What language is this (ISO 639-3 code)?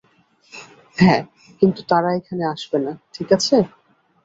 ben